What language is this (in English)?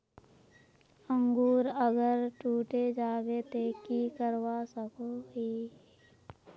Magahi